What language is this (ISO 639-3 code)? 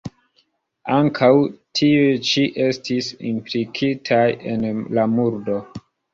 epo